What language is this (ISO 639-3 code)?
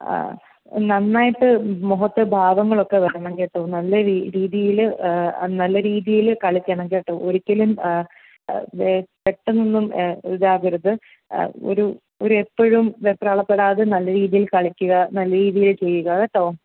mal